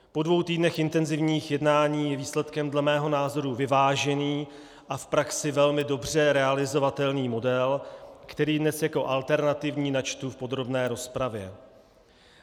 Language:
Czech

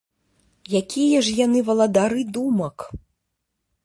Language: Belarusian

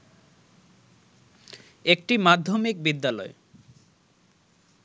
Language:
Bangla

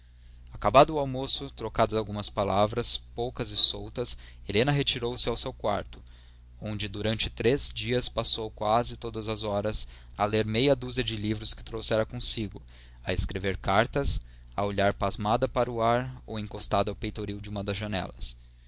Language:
Portuguese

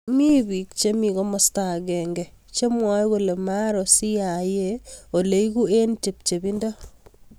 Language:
Kalenjin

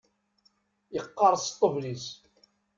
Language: Kabyle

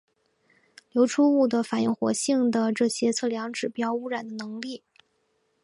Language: Chinese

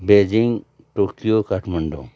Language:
Nepali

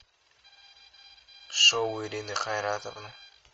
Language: Russian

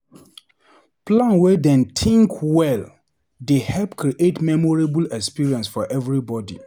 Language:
Nigerian Pidgin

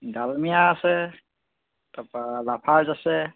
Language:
Assamese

